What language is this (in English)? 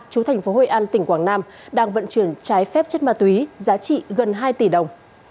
Vietnamese